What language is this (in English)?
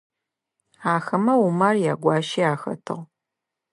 Adyghe